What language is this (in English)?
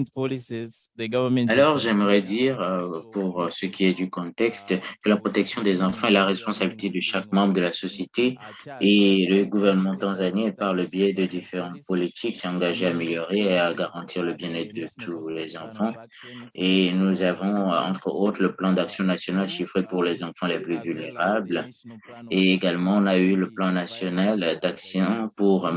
French